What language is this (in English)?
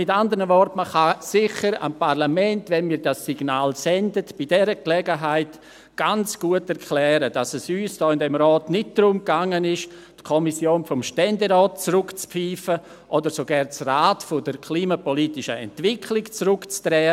Swiss German